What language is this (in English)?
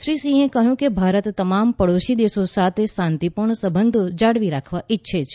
Gujarati